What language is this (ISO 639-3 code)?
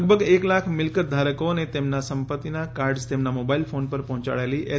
guj